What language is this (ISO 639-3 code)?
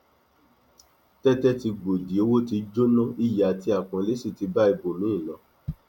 yor